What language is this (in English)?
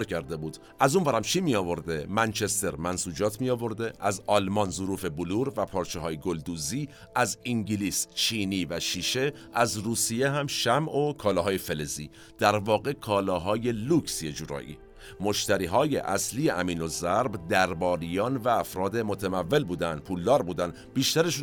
Persian